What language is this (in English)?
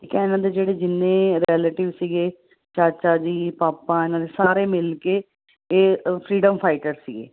Punjabi